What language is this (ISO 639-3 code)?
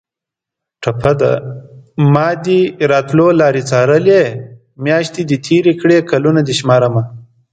pus